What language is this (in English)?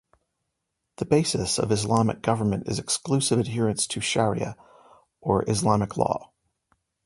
English